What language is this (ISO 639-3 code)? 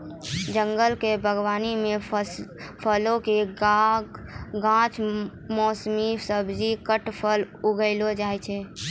mai